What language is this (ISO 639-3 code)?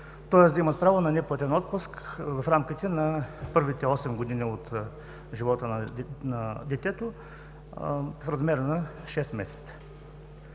bul